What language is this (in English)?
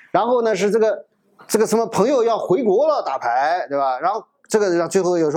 Chinese